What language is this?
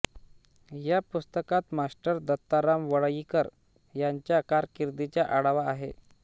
Marathi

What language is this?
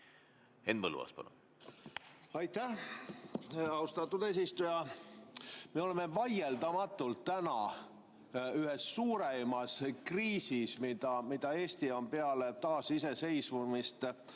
Estonian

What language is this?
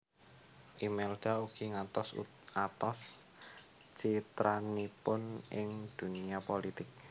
Javanese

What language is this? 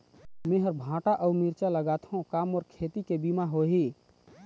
Chhattisgarhi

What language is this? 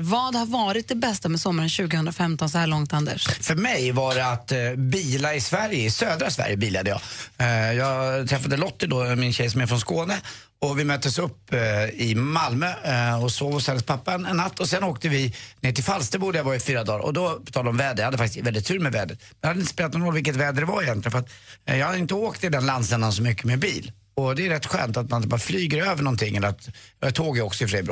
Swedish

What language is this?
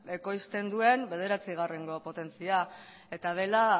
Basque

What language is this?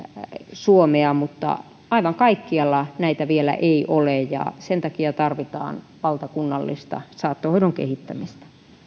Finnish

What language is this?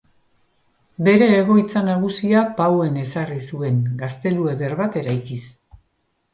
Basque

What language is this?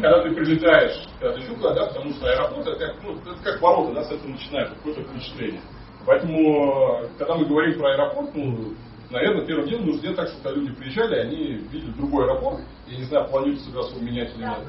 Russian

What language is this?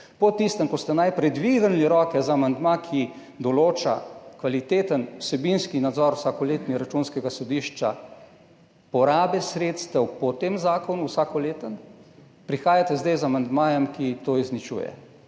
Slovenian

